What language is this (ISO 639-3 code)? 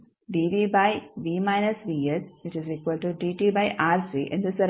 kan